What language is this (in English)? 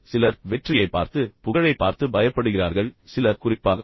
Tamil